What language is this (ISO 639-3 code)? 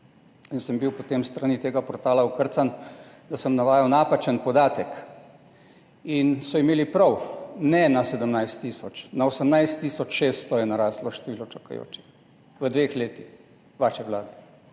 slv